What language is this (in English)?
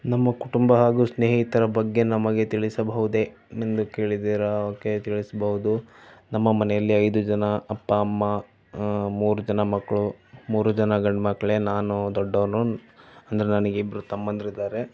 Kannada